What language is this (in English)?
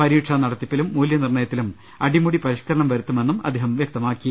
Malayalam